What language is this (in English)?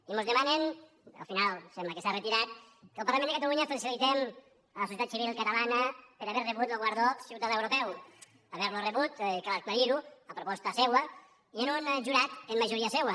Catalan